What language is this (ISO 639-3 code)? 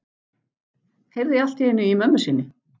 isl